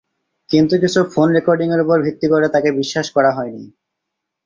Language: Bangla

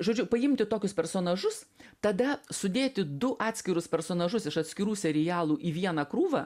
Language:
Lithuanian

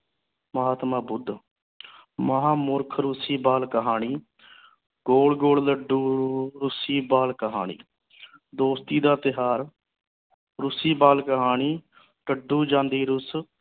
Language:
Punjabi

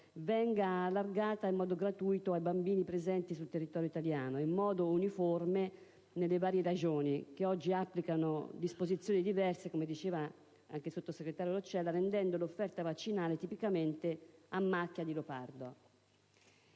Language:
Italian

